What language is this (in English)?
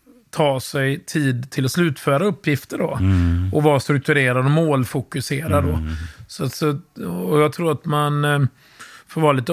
Swedish